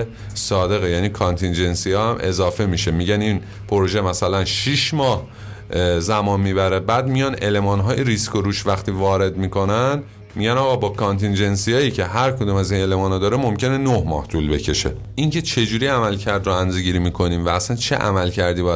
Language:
Persian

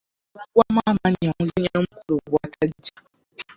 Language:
Ganda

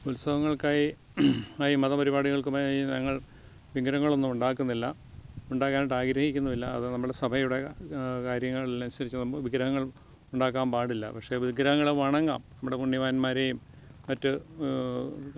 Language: Malayalam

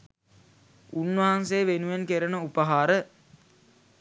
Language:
Sinhala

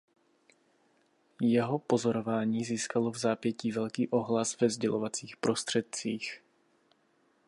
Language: Czech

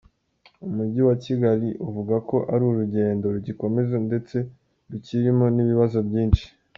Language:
Kinyarwanda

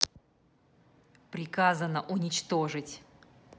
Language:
Russian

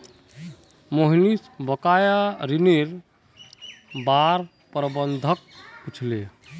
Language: Magahi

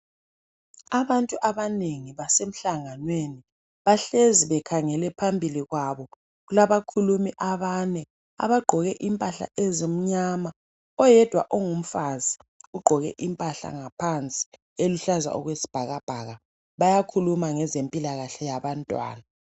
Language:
North Ndebele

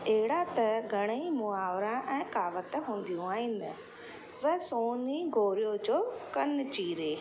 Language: Sindhi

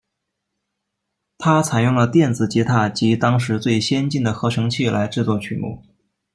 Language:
Chinese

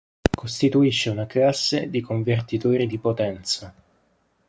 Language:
Italian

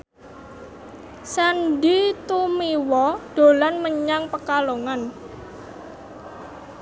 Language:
Javanese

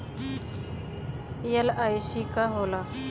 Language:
Bhojpuri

